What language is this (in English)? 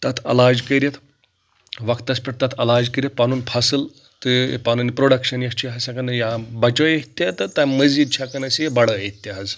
Kashmiri